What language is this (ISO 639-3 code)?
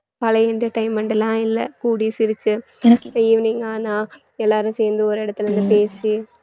tam